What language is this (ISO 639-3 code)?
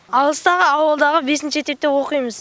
kaz